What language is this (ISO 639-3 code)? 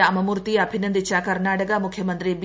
mal